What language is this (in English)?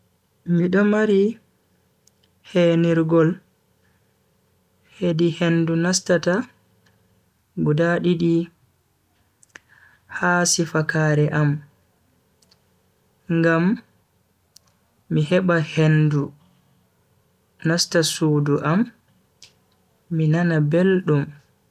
Bagirmi Fulfulde